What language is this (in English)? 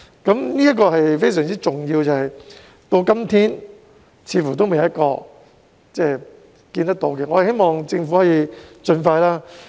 Cantonese